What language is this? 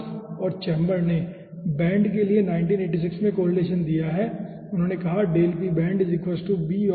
Hindi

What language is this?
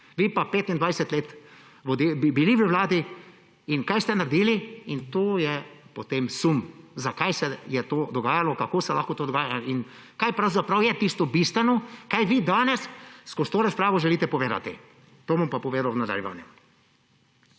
Slovenian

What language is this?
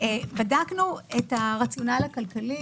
Hebrew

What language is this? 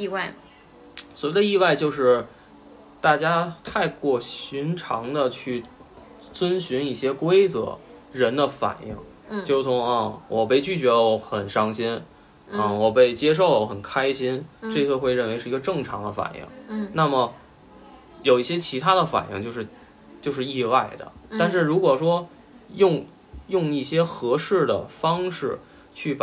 Chinese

